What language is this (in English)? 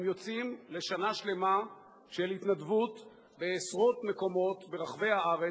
Hebrew